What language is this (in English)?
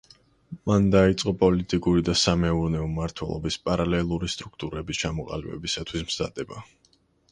Georgian